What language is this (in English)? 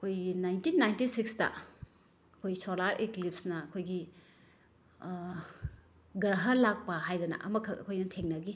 Manipuri